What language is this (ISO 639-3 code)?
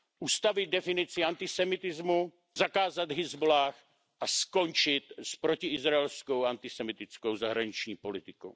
ces